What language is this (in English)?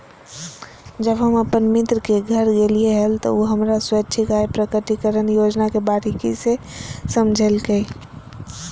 Magahi